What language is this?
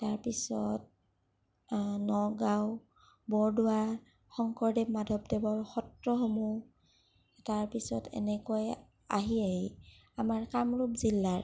Assamese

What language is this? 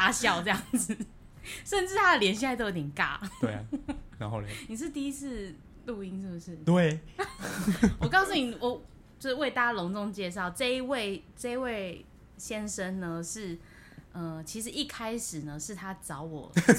Chinese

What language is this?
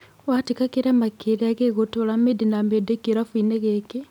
Kikuyu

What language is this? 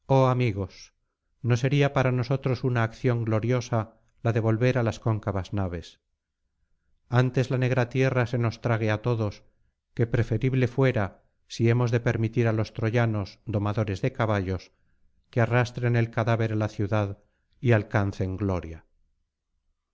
Spanish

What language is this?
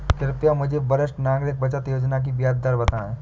Hindi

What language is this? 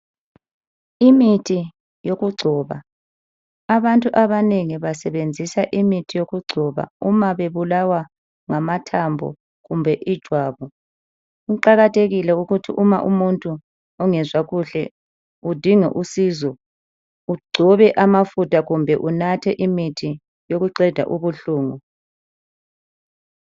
North Ndebele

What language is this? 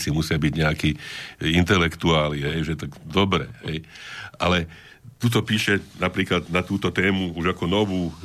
Slovak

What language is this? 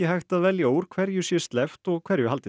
Icelandic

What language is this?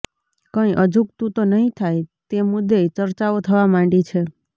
Gujarati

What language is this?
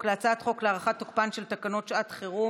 Hebrew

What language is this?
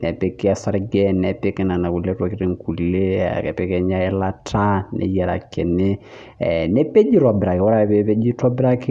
Masai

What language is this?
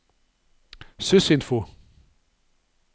Norwegian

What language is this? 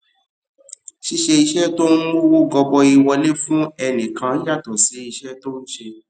Yoruba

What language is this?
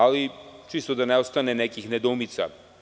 Serbian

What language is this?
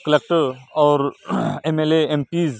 Urdu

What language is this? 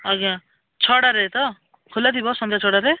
Odia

